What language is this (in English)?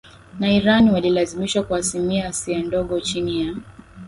Swahili